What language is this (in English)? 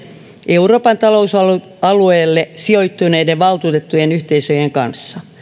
Finnish